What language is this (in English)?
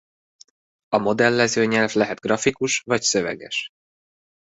Hungarian